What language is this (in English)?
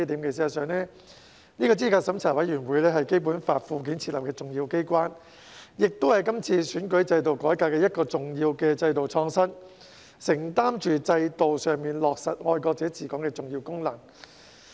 Cantonese